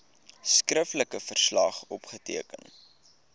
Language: Afrikaans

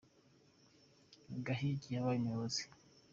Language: Kinyarwanda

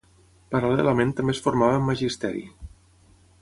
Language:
Catalan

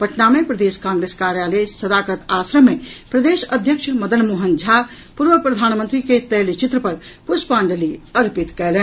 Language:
Maithili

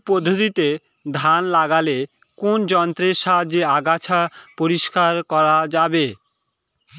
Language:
Bangla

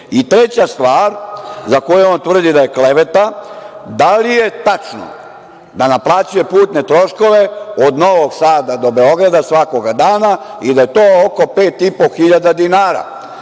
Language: Serbian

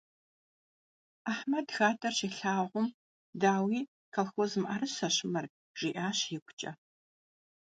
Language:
Kabardian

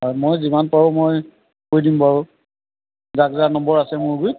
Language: Assamese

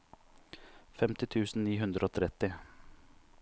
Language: Norwegian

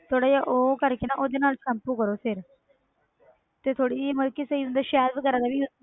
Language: Punjabi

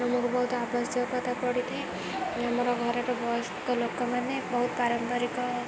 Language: Odia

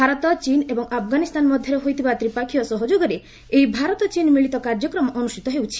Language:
Odia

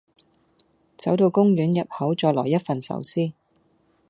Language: Cantonese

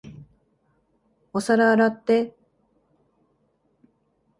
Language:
Japanese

